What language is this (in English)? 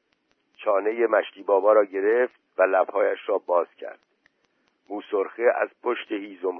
Persian